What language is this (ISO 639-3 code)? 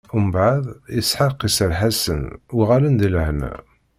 kab